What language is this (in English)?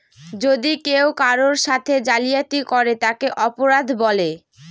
Bangla